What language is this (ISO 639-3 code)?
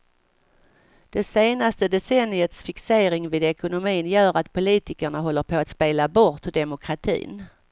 swe